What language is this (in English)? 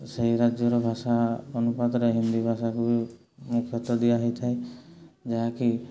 Odia